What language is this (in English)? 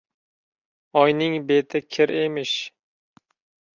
Uzbek